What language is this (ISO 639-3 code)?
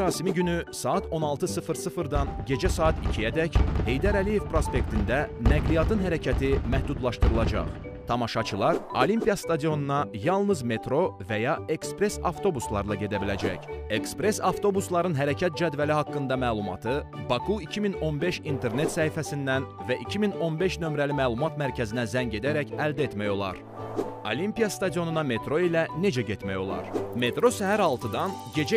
tur